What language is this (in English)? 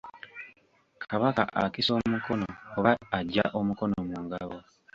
Ganda